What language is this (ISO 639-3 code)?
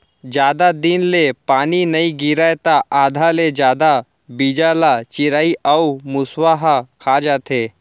hne